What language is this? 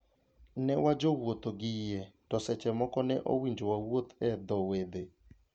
Luo (Kenya and Tanzania)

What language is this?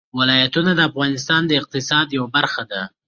Pashto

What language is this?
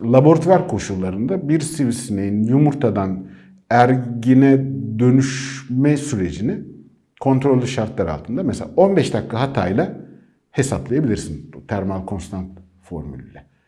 Turkish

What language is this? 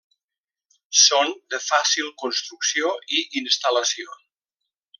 Catalan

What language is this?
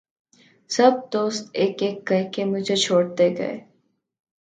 Urdu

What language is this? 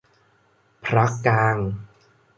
Thai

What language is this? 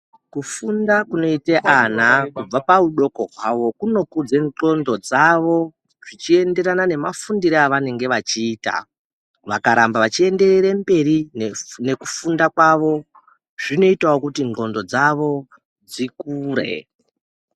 Ndau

